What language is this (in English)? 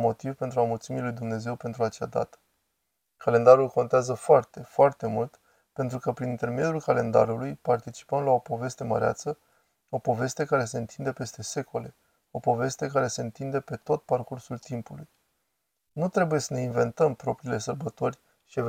Romanian